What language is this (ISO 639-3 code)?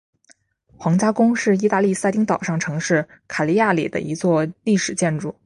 zho